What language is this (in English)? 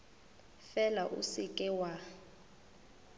Northern Sotho